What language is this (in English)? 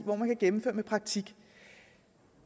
Danish